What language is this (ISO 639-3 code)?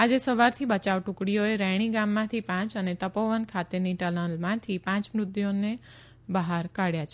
guj